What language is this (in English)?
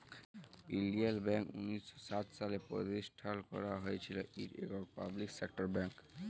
Bangla